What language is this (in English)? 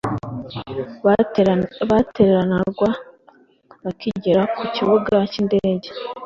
Kinyarwanda